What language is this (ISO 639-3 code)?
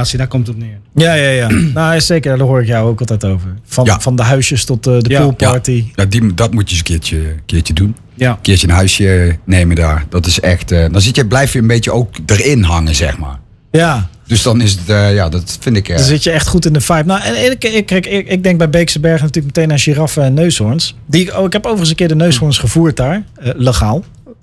nld